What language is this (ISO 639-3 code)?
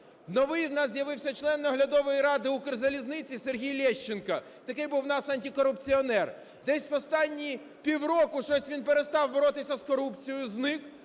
ukr